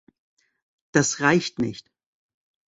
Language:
German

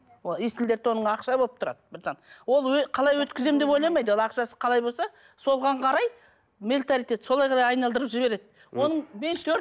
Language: Kazakh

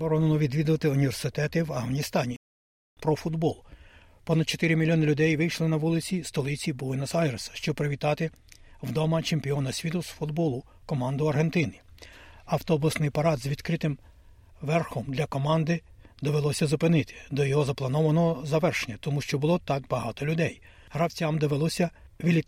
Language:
Ukrainian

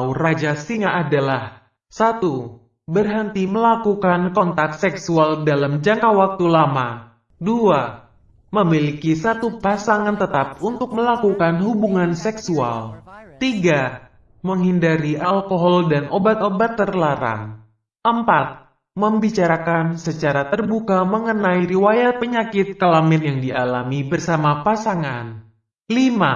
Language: Indonesian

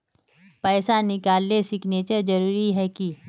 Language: Magahi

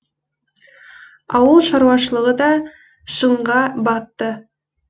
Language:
Kazakh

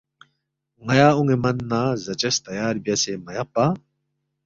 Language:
Balti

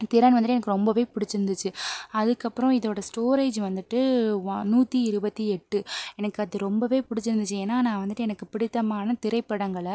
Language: Tamil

